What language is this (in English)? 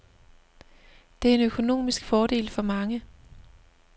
Danish